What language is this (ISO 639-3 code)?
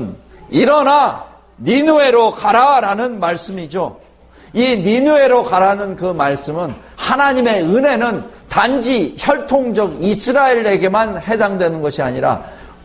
kor